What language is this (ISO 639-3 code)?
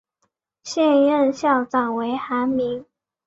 zho